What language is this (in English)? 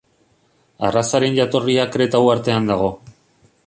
Basque